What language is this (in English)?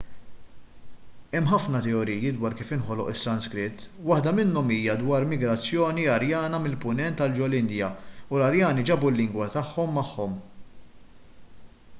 Maltese